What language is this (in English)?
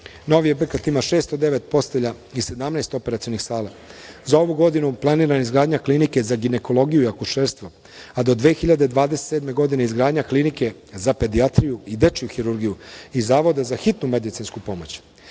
Serbian